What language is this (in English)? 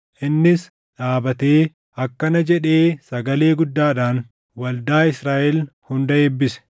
Oromo